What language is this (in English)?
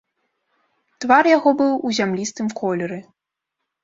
Belarusian